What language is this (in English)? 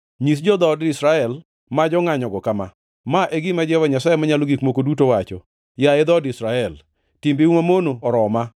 Luo (Kenya and Tanzania)